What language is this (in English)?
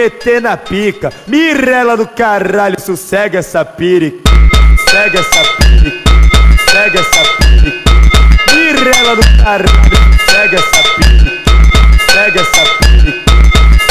Portuguese